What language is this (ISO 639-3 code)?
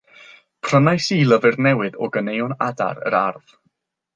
cym